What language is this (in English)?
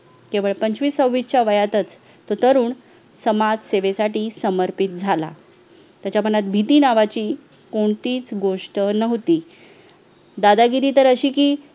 Marathi